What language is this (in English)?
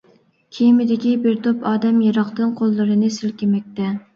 Uyghur